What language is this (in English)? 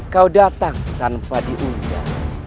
Indonesian